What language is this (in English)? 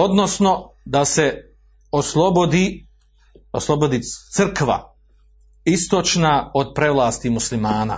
Croatian